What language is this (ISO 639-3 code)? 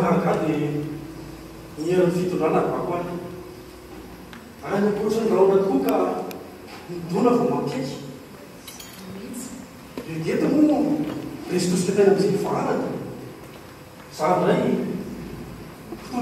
ind